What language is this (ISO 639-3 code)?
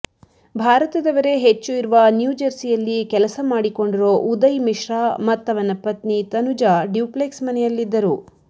kan